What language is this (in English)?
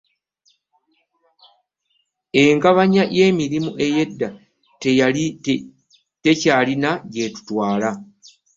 Ganda